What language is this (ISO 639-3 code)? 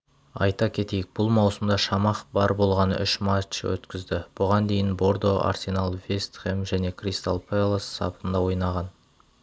kaz